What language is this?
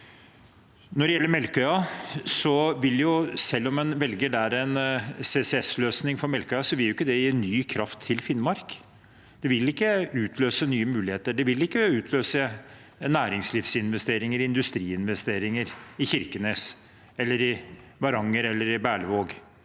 Norwegian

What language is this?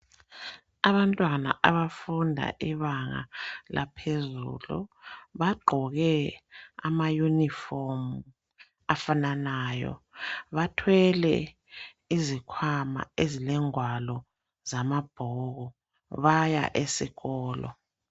North Ndebele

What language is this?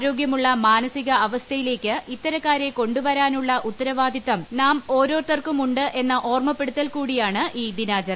Malayalam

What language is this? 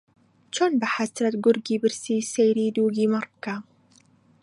Central Kurdish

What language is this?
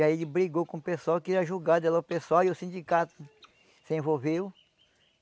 Portuguese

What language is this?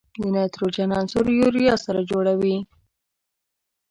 Pashto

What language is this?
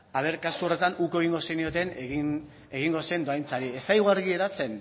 Basque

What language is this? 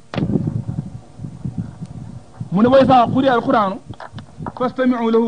Arabic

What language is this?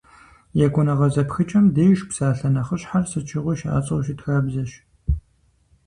Kabardian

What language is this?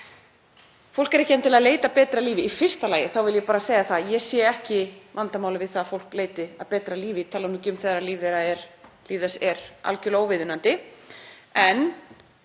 Icelandic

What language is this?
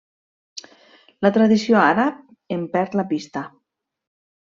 Catalan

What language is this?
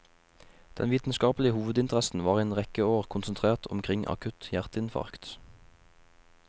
Norwegian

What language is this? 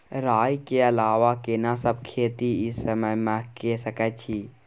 Maithili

